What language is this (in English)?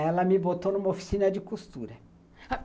Portuguese